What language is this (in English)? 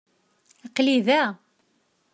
Kabyle